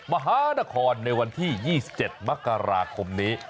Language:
Thai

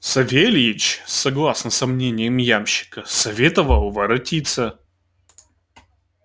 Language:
Russian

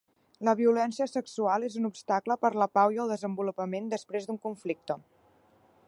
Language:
Catalan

